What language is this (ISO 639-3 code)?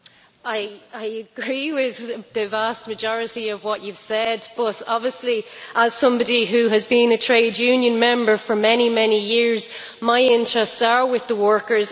eng